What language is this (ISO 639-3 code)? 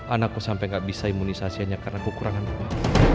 ind